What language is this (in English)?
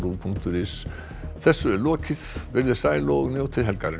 Icelandic